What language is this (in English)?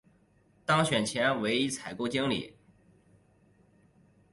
Chinese